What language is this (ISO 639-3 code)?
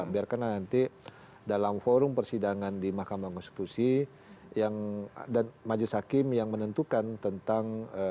ind